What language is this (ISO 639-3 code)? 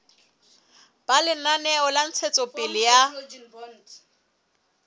sot